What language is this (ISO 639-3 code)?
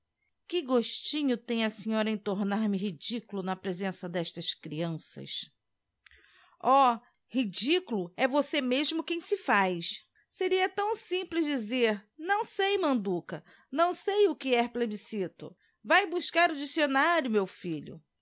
por